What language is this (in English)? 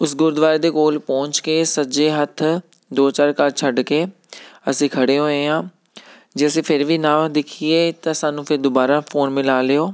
Punjabi